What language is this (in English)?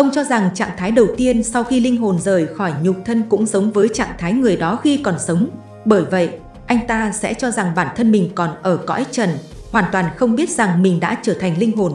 Vietnamese